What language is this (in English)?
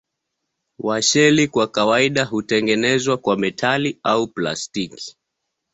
Swahili